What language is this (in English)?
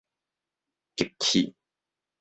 Min Nan Chinese